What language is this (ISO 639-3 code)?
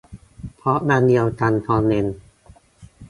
tha